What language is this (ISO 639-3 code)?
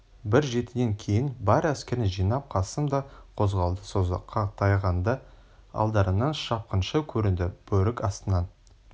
kaz